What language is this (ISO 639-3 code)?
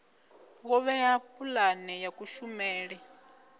ven